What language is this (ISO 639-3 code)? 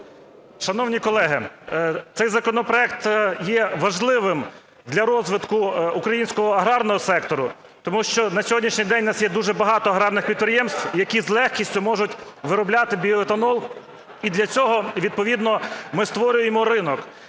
ukr